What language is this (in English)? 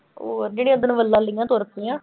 Punjabi